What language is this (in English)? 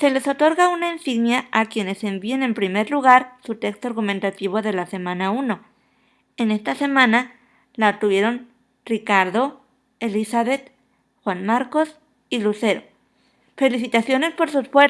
Spanish